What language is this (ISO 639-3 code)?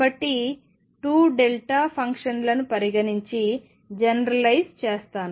tel